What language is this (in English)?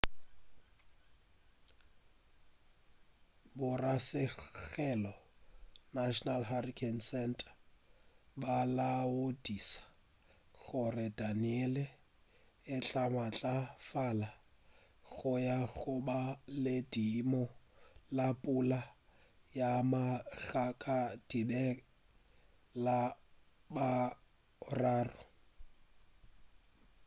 Northern Sotho